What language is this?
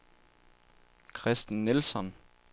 Danish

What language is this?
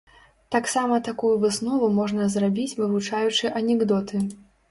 Belarusian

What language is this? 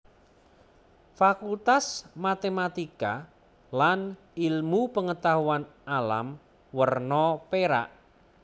Javanese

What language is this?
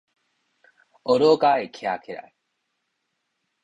Min Nan Chinese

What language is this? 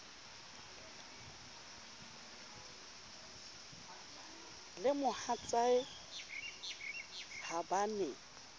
Southern Sotho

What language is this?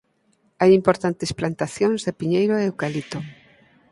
Galician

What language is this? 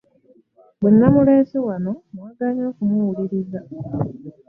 Ganda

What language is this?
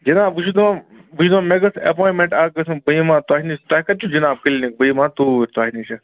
Kashmiri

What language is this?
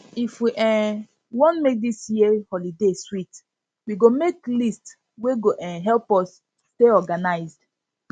Nigerian Pidgin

